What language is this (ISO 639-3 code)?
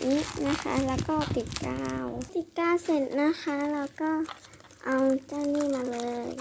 tha